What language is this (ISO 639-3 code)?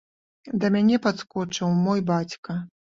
bel